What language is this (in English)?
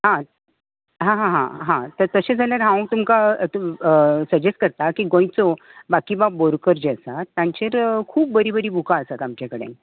Konkani